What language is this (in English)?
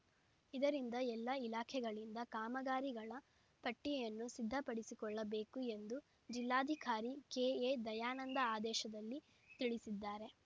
Kannada